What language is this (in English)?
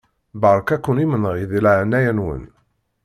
Kabyle